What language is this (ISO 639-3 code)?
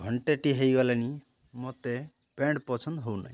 ori